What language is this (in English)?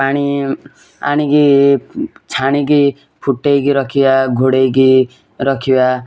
Odia